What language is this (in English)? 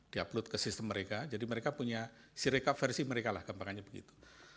Indonesian